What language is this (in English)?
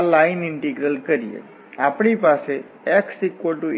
Gujarati